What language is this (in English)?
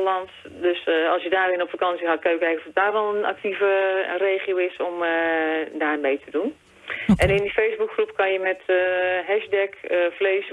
Dutch